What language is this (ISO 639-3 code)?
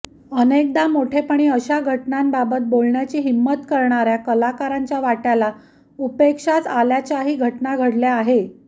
mar